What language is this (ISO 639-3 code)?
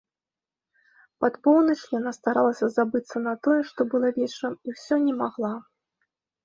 bel